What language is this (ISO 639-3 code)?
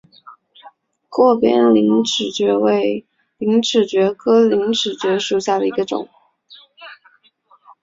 zho